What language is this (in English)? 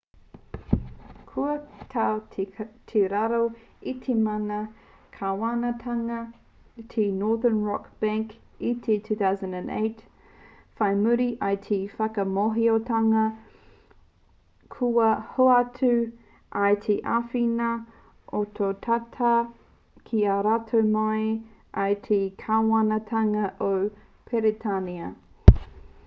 Māori